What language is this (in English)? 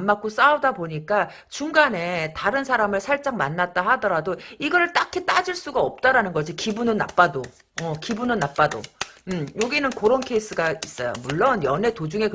Korean